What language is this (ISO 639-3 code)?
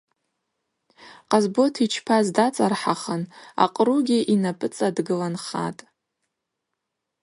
abq